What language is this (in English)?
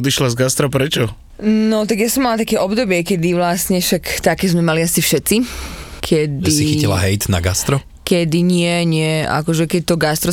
Slovak